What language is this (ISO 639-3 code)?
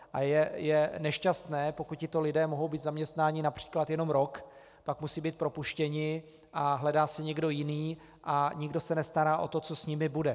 ces